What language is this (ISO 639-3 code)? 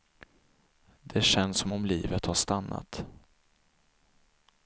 swe